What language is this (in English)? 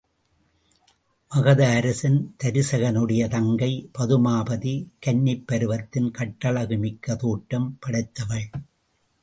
Tamil